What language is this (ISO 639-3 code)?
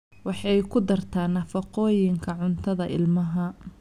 som